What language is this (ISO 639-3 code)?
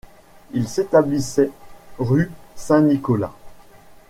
fra